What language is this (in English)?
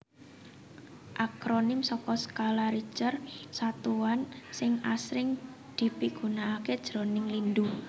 Javanese